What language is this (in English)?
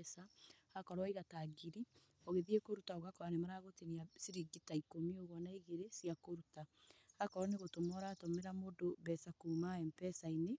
Kikuyu